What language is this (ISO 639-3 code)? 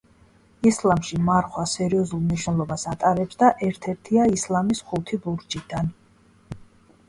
kat